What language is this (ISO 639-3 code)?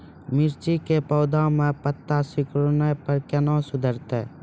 mai